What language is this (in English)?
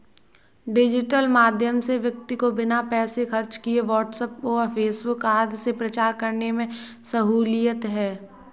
Hindi